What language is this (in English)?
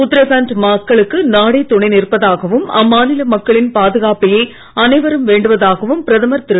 Tamil